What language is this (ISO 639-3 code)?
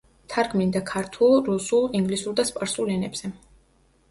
kat